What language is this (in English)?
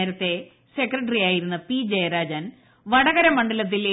Malayalam